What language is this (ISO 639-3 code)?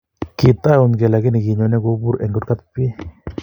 kln